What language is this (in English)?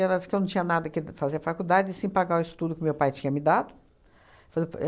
Portuguese